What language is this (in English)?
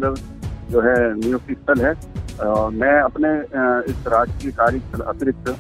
Hindi